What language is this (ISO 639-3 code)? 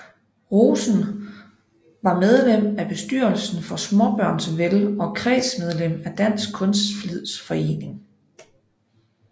dan